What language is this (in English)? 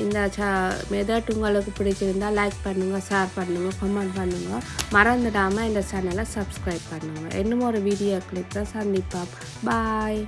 Tamil